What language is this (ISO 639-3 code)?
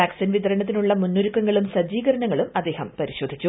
mal